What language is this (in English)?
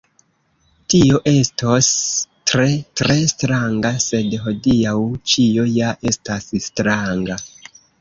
Esperanto